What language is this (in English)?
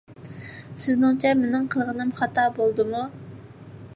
Uyghur